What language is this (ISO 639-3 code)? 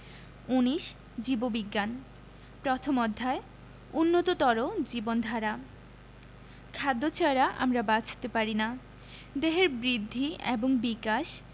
ben